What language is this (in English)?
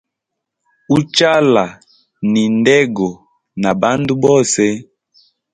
Hemba